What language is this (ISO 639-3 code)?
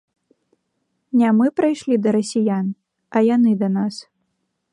bel